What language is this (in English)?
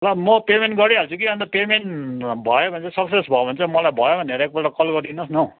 Nepali